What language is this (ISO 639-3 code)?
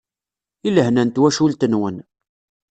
kab